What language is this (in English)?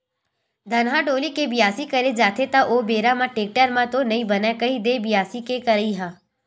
Chhattisgarhi